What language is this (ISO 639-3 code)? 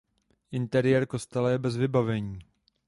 ces